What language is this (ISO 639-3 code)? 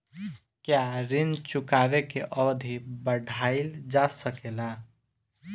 bho